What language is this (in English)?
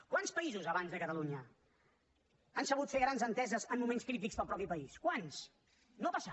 Catalan